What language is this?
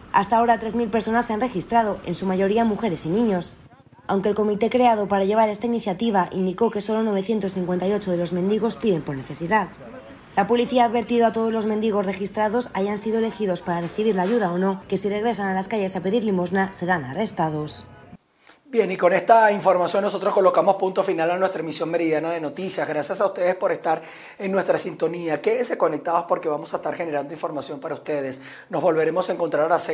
Spanish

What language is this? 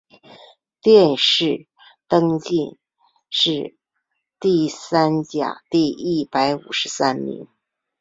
Chinese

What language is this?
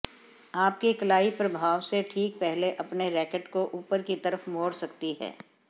Hindi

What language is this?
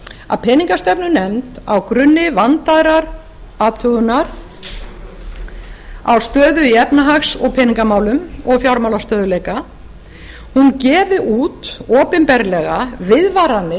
Icelandic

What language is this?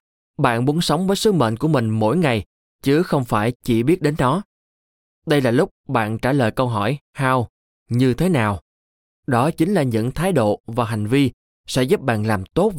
Vietnamese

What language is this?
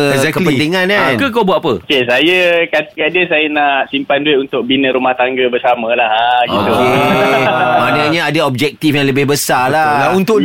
Malay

